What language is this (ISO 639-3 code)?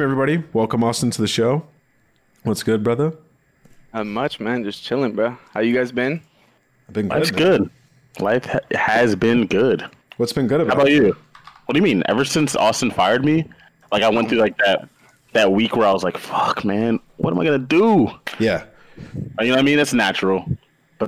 eng